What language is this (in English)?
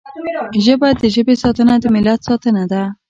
Pashto